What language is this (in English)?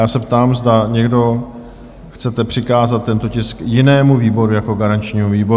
Czech